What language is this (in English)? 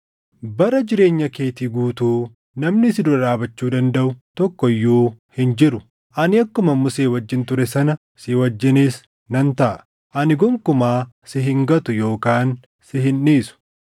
Oromo